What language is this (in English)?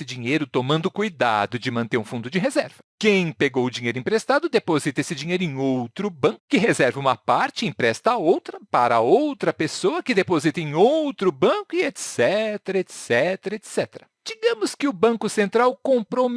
Portuguese